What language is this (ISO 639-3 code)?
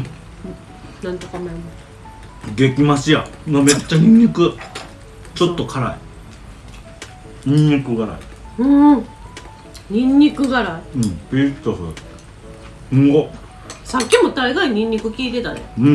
jpn